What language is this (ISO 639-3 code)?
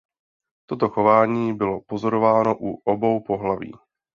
ces